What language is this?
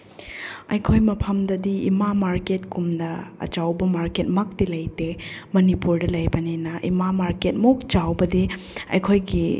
Manipuri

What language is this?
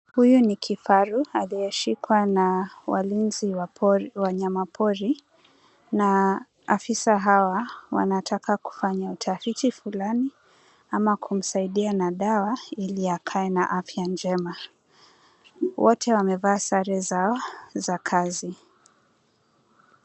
Swahili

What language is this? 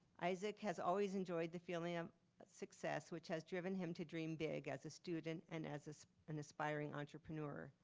English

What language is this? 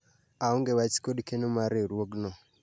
Luo (Kenya and Tanzania)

